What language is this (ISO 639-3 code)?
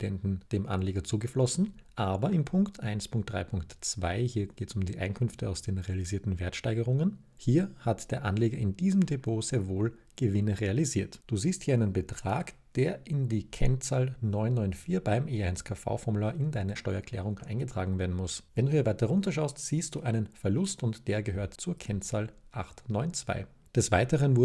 deu